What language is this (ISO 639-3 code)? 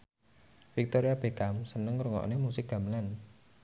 jav